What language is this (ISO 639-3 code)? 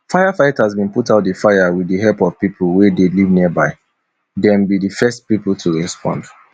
pcm